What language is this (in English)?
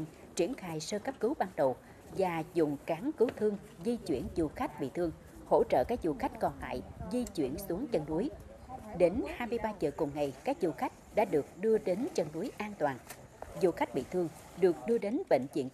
Vietnamese